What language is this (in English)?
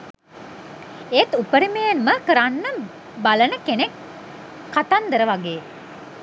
Sinhala